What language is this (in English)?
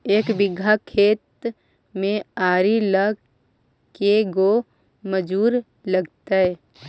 Magahi